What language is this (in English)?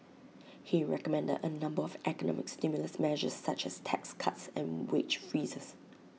English